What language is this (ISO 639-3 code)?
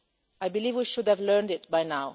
eng